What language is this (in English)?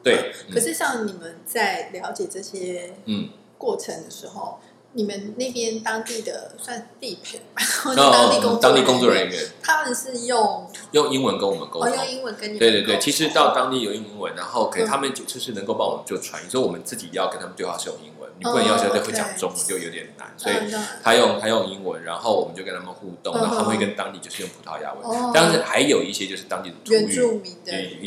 Chinese